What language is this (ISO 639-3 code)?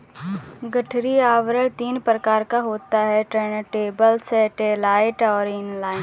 hin